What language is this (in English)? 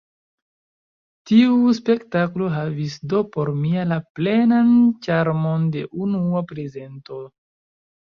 Esperanto